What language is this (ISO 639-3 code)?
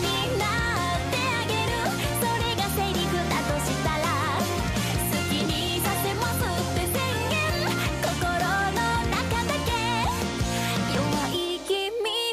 zho